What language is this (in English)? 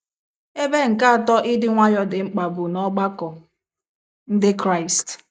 Igbo